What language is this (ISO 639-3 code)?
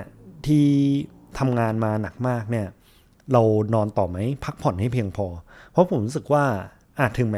tha